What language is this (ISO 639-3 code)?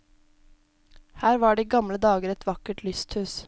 nor